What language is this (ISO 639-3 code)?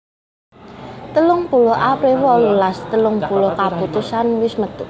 jav